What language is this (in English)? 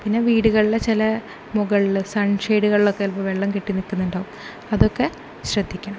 Malayalam